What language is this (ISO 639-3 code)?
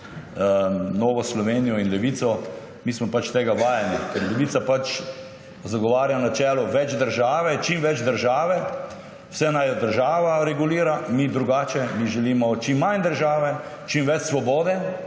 slv